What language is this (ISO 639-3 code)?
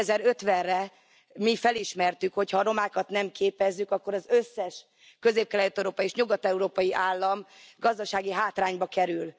hun